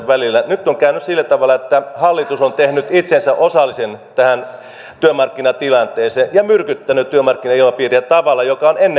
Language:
Finnish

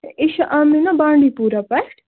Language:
Kashmiri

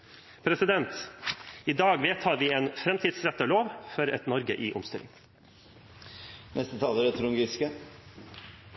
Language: Norwegian Bokmål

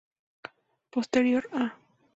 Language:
Spanish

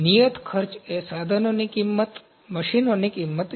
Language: Gujarati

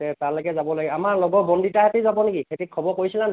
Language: Assamese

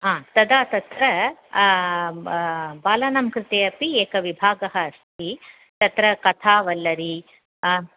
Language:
Sanskrit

